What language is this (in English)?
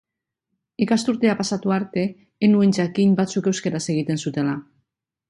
Basque